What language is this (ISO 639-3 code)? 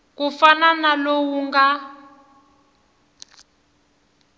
tso